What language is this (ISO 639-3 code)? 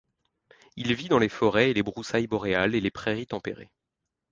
fra